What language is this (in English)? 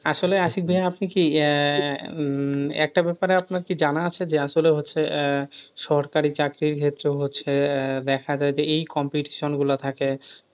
Bangla